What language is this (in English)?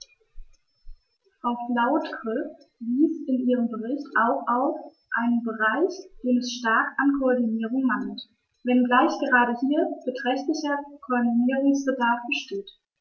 German